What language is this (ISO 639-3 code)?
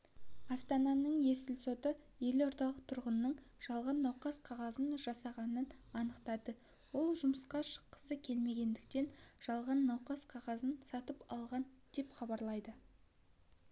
kaz